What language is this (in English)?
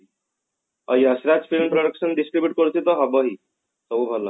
Odia